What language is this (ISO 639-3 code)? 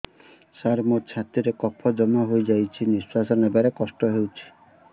ori